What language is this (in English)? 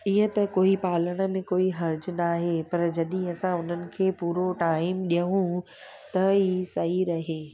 Sindhi